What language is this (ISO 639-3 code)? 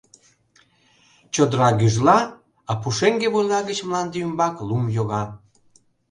chm